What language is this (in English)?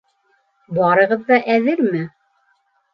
Bashkir